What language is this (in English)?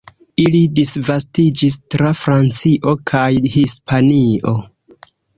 Esperanto